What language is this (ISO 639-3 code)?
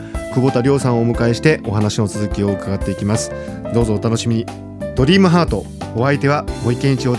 jpn